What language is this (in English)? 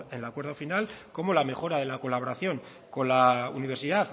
Spanish